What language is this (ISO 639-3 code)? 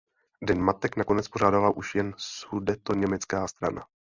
ces